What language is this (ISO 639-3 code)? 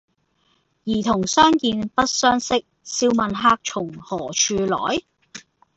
yue